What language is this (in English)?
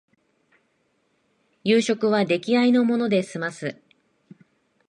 Japanese